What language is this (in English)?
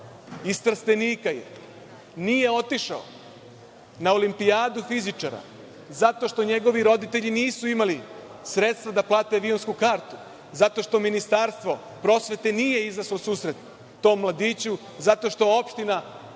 Serbian